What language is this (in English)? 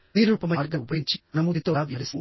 Telugu